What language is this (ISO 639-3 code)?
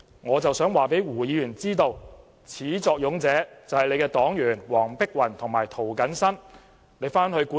yue